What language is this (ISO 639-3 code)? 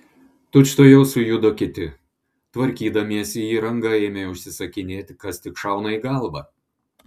lit